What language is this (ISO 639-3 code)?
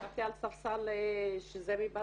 heb